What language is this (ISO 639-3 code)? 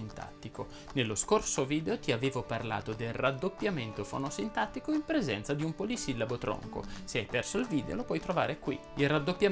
ita